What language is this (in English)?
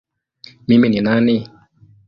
Swahili